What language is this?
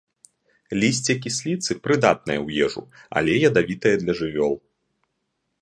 Belarusian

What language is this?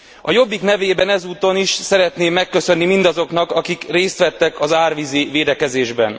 Hungarian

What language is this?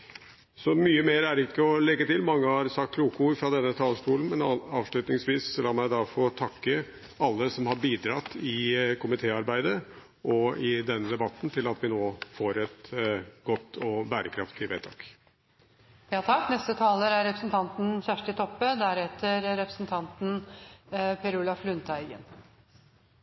Norwegian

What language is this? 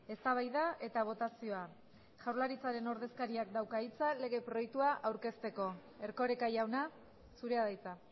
Basque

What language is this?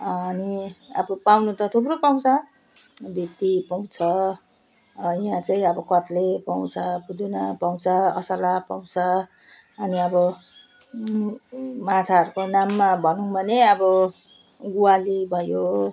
Nepali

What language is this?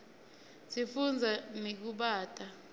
Swati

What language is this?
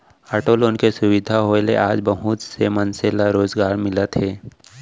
Chhattisgarhi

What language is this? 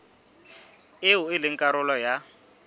Southern Sotho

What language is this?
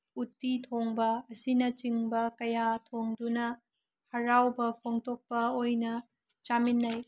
Manipuri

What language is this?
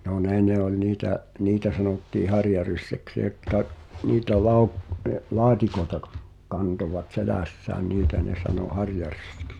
Finnish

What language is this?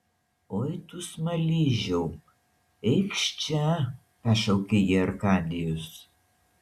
Lithuanian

